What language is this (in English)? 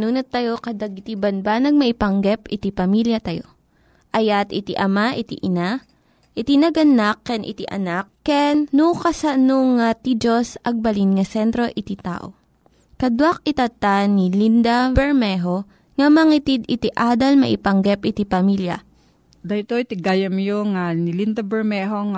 Filipino